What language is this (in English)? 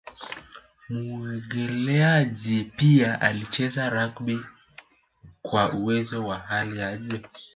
Swahili